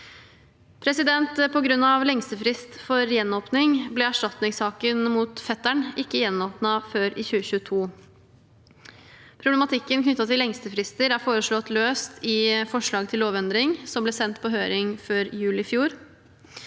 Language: Norwegian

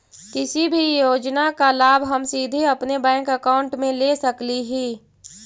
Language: Magahi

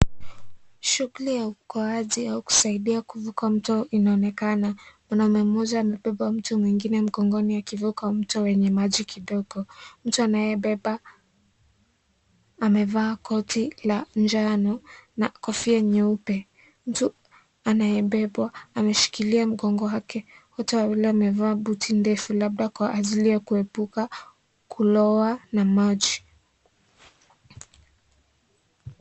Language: Swahili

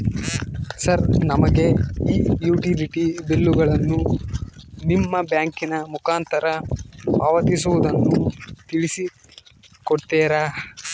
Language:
Kannada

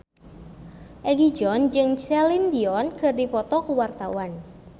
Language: Sundanese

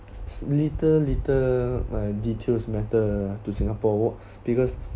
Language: English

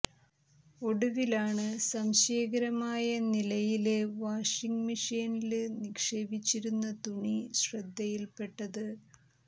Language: Malayalam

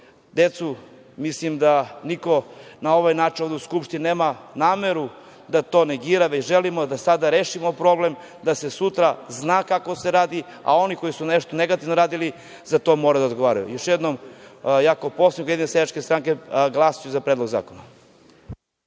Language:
Serbian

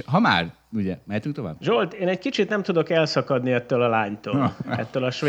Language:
Hungarian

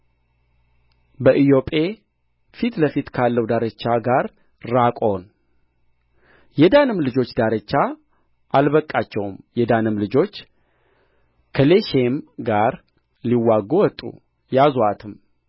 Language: Amharic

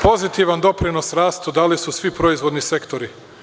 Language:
Serbian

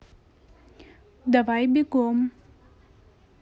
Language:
Russian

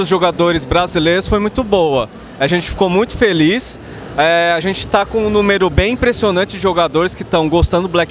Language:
Portuguese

